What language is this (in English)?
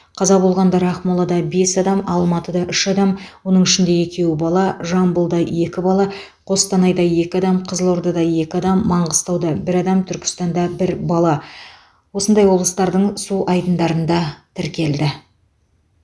Kazakh